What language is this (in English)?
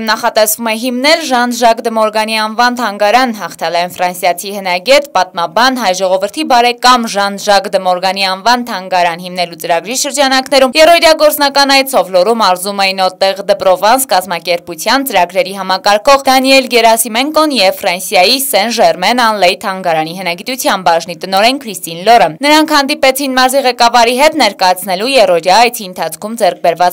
Russian